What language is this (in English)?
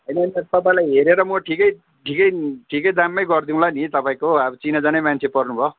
Nepali